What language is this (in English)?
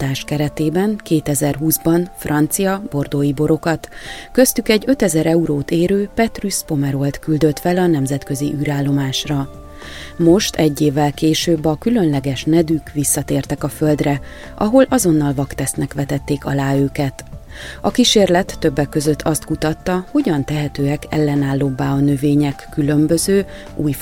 Hungarian